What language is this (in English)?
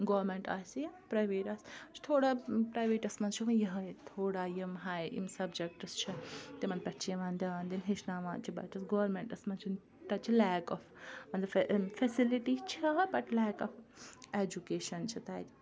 Kashmiri